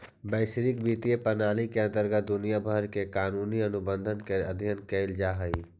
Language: Magahi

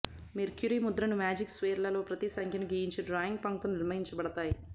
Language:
Telugu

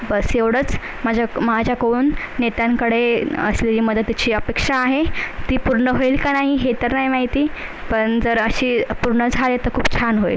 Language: Marathi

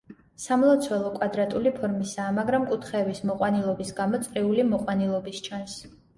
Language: Georgian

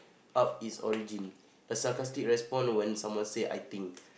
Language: English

